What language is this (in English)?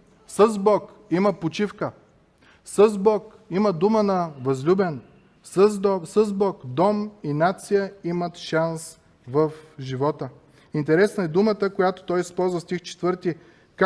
Bulgarian